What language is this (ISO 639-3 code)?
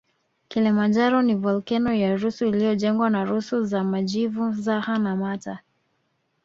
swa